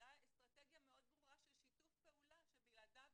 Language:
Hebrew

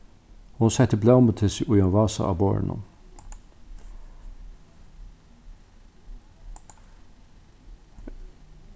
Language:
Faroese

